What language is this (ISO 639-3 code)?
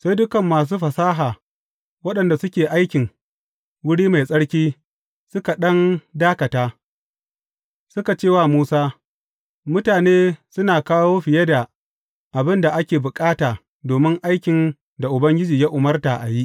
hau